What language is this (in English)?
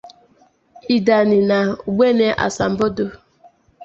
Igbo